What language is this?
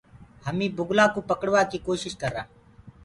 Gurgula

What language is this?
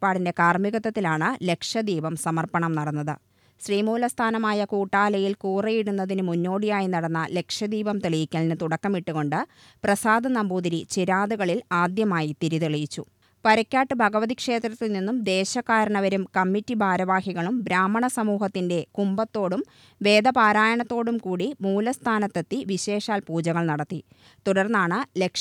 Malayalam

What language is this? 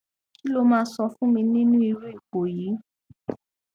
Yoruba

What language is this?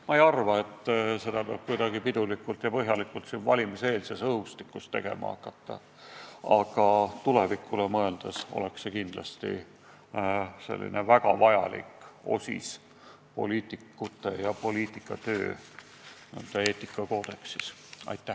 Estonian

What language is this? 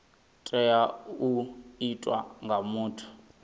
Venda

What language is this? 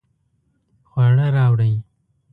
Pashto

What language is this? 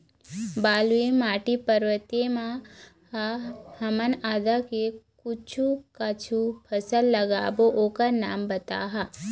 Chhattisgarhi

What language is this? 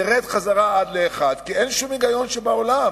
Hebrew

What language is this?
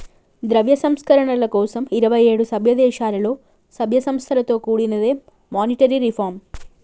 Telugu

